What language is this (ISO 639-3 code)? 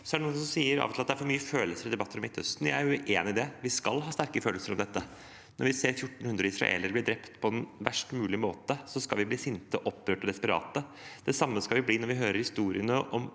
nor